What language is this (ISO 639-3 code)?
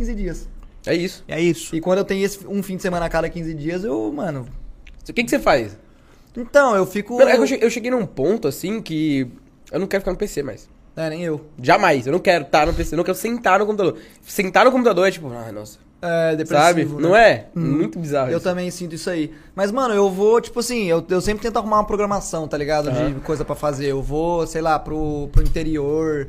por